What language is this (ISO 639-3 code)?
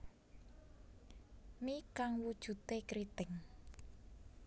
jav